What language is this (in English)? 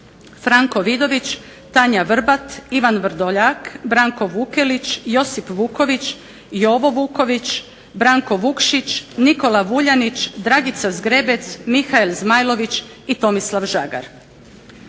Croatian